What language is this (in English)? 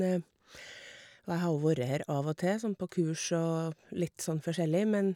Norwegian